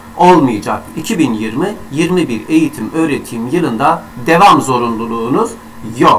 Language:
Turkish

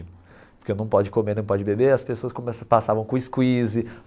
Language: Portuguese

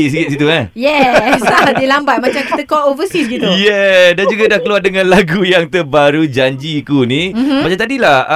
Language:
Malay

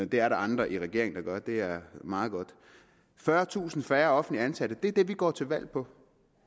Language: Danish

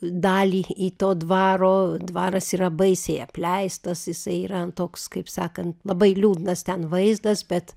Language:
Lithuanian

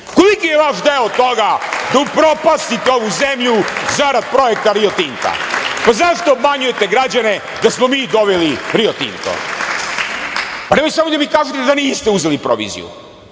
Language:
Serbian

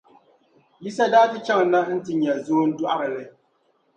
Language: Dagbani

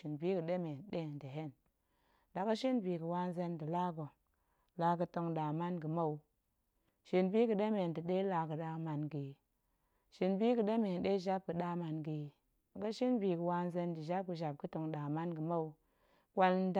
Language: Goemai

